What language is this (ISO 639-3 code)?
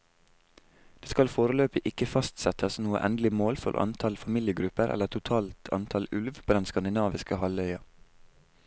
nor